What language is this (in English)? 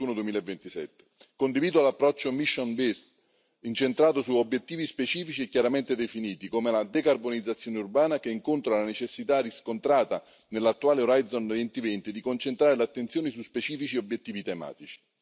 Italian